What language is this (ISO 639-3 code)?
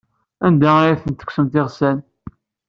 kab